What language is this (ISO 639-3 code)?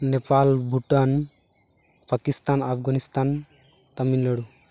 sat